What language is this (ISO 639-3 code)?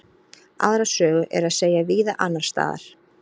isl